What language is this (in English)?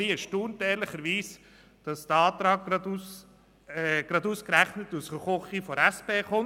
Swiss German